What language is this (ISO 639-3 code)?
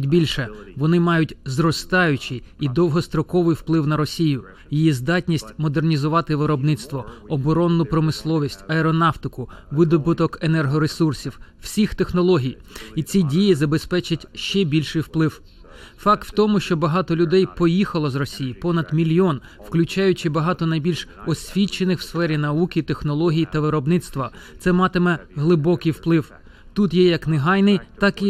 ukr